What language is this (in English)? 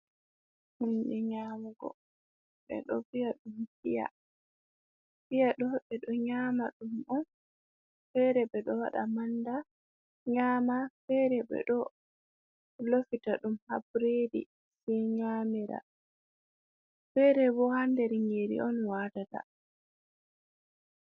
Fula